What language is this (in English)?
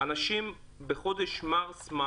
Hebrew